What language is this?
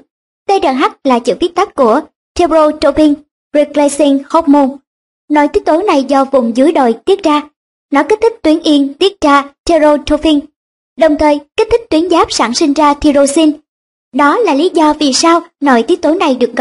Vietnamese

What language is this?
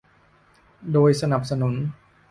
Thai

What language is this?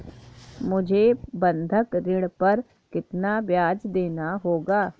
Hindi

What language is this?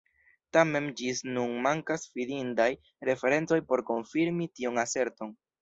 Esperanto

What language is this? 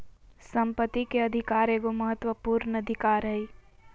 Magahi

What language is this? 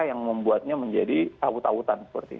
Indonesian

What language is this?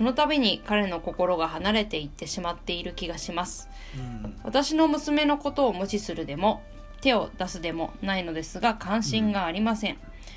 Japanese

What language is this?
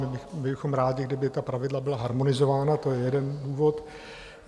Czech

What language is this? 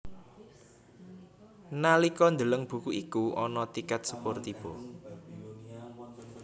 Javanese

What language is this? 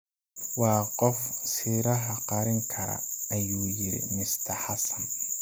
Somali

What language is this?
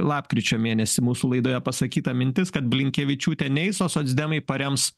Lithuanian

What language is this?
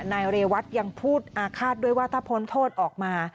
Thai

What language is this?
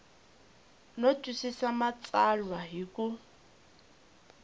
Tsonga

